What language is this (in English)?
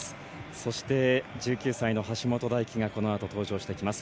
Japanese